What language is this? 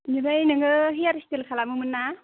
Bodo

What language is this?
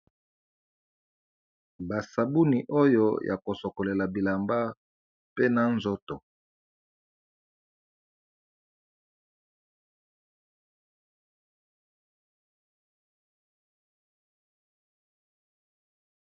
Lingala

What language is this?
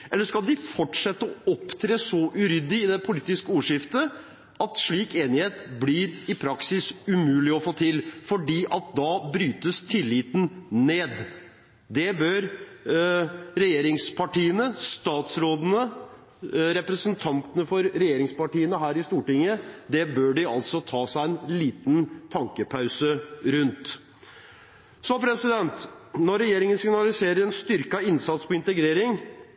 Norwegian Bokmål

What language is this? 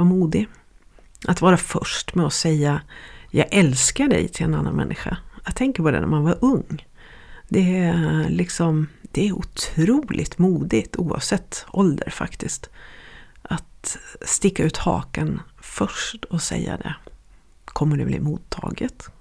Swedish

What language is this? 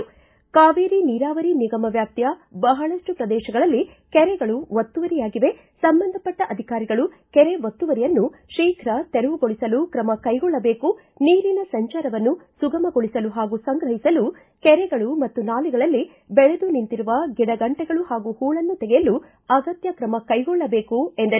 Kannada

